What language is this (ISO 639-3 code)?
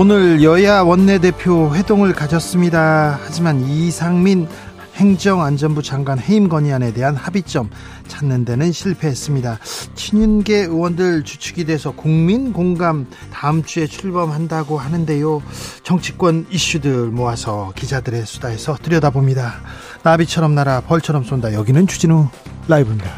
kor